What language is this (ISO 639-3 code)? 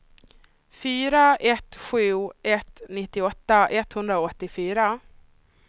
swe